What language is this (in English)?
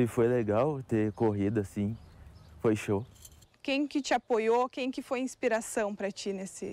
Portuguese